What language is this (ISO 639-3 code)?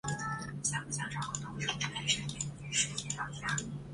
zho